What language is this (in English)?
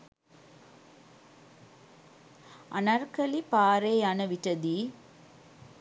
Sinhala